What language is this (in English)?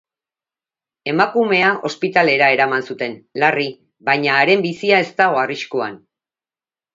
Basque